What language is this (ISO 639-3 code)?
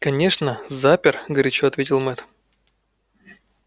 rus